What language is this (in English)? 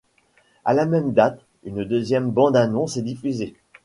French